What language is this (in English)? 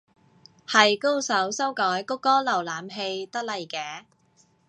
Cantonese